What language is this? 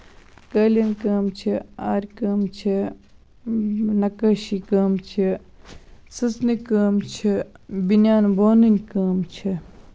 Kashmiri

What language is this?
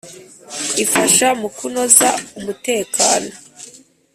Kinyarwanda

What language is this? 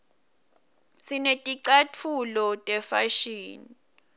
Swati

